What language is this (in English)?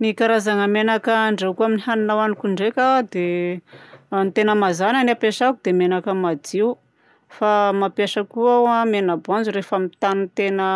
Southern Betsimisaraka Malagasy